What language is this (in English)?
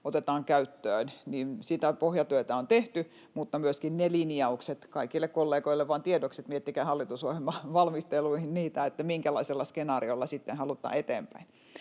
Finnish